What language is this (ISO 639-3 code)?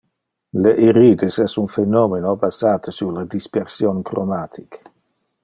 ina